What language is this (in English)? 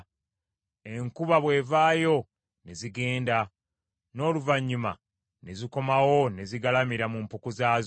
Ganda